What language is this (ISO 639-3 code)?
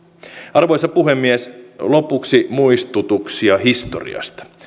fin